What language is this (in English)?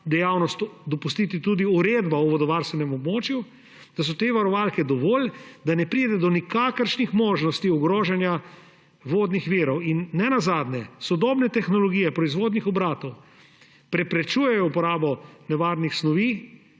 Slovenian